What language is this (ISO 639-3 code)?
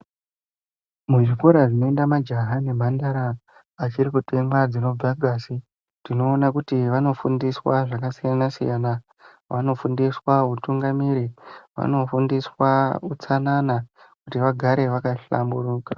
ndc